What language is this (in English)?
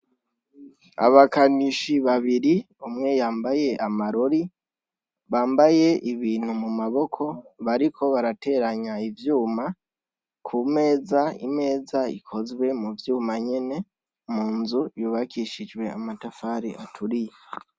Rundi